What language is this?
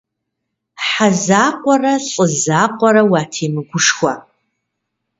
Kabardian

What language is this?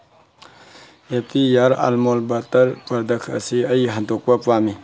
Manipuri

